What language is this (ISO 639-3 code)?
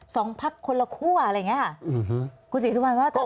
tha